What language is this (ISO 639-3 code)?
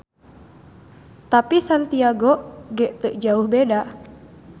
sun